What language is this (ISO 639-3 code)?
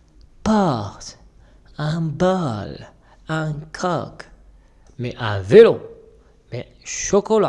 fra